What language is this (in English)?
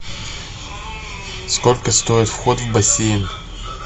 Russian